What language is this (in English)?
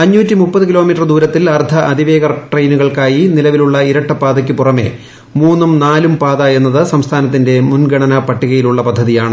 Malayalam